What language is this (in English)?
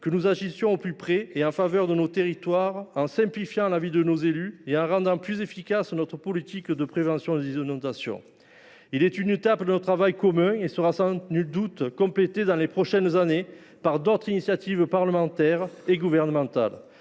French